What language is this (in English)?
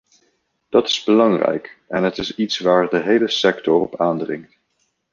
Dutch